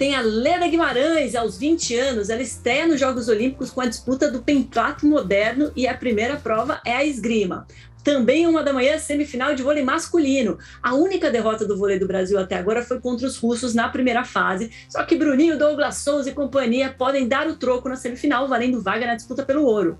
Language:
Portuguese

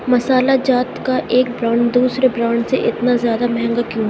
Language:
Urdu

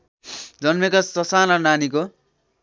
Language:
Nepali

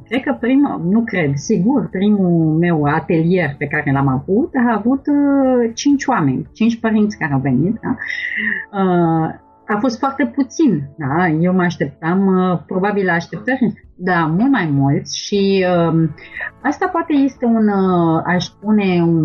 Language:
Romanian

